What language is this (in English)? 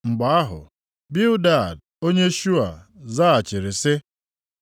Igbo